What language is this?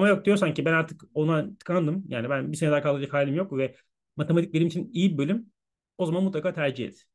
Turkish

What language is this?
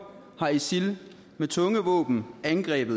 Danish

